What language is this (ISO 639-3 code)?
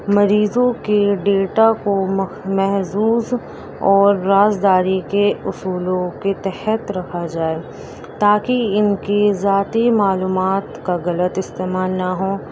urd